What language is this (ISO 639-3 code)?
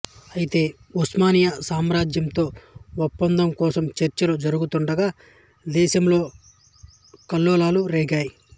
tel